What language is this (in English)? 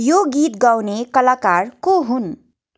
Nepali